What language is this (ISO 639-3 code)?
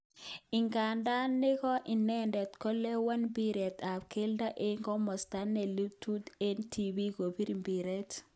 kln